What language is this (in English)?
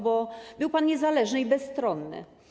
Polish